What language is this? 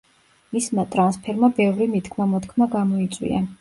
Georgian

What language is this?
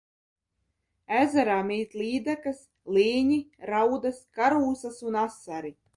Latvian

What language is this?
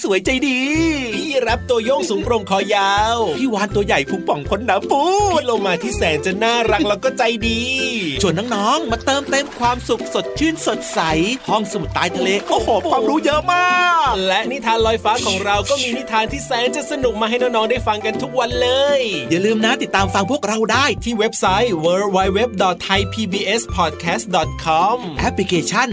Thai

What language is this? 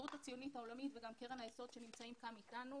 Hebrew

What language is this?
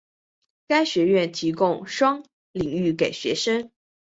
Chinese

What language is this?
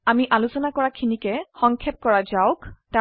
Assamese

